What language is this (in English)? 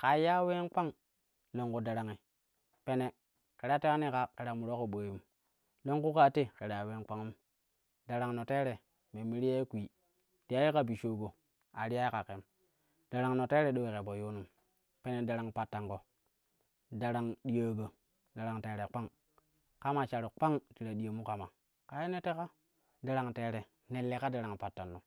Kushi